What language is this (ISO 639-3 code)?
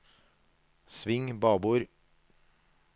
nor